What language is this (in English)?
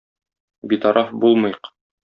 Tatar